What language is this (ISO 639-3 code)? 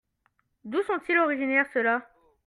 fra